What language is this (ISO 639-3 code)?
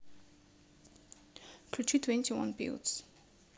rus